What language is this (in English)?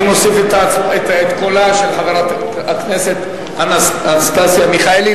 Hebrew